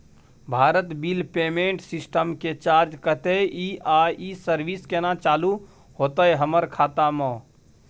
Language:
Maithili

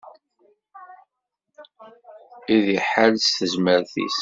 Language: Kabyle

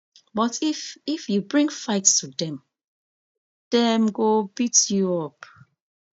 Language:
Nigerian Pidgin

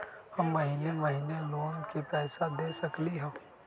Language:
Magahi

